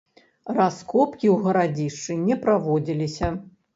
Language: Belarusian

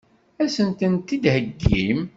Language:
Kabyle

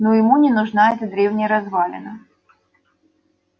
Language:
Russian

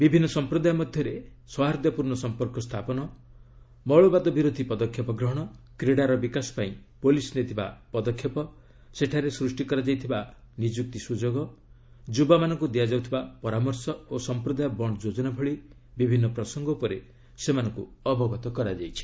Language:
Odia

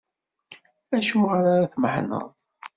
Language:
Kabyle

